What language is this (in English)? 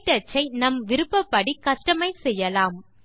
Tamil